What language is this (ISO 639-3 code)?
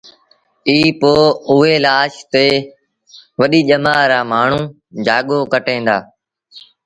sbn